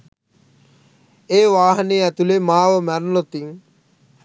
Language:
Sinhala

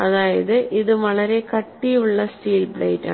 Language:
Malayalam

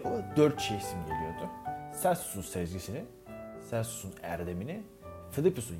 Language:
Turkish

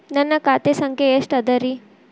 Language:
Kannada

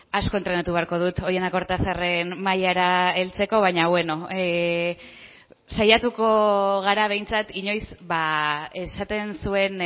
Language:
Basque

